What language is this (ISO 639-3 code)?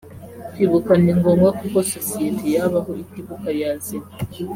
kin